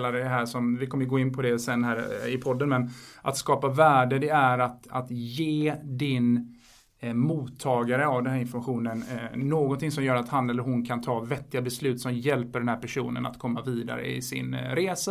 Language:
Swedish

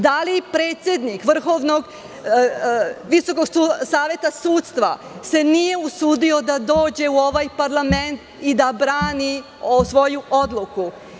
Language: Serbian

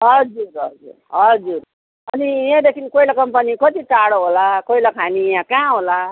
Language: Nepali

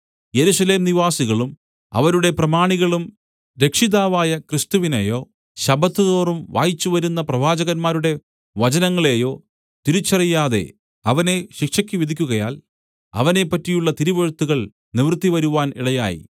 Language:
Malayalam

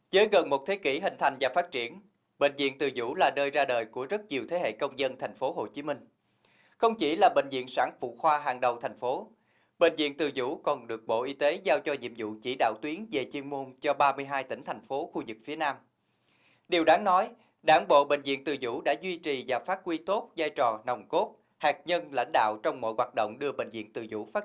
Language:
Vietnamese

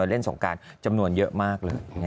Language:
Thai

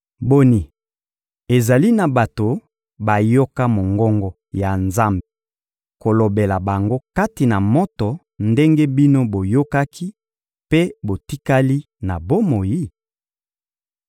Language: Lingala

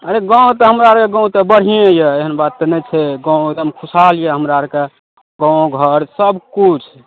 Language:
Maithili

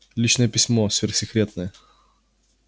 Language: Russian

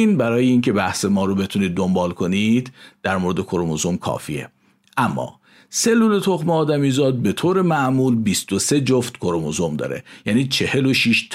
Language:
Persian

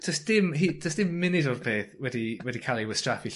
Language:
Welsh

